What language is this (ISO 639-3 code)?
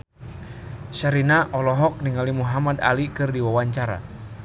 sun